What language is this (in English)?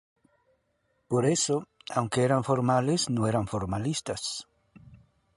Spanish